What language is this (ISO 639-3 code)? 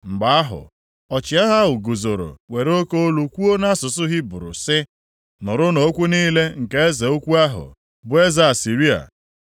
ibo